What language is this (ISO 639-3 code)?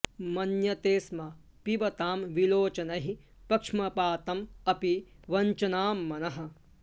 san